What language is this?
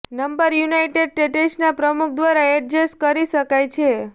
Gujarati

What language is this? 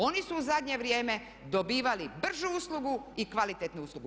Croatian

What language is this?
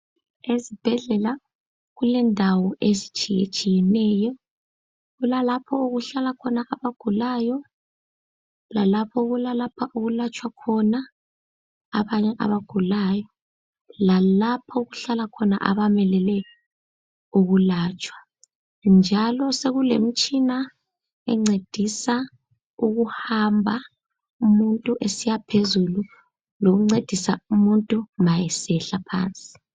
North Ndebele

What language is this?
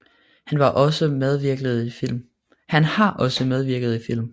Danish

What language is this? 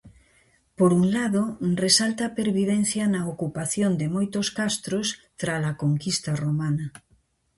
Galician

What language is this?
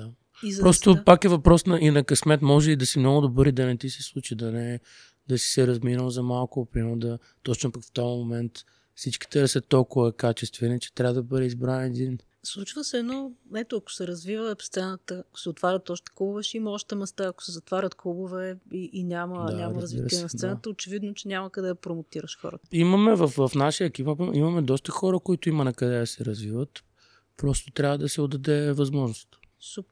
Bulgarian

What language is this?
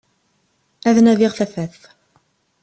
Kabyle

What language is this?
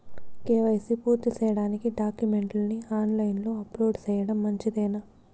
Telugu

